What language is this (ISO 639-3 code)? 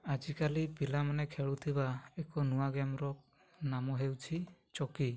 ori